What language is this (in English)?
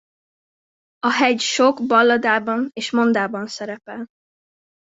Hungarian